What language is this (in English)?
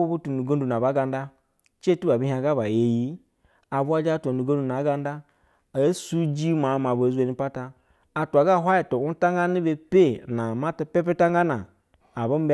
Basa (Nigeria)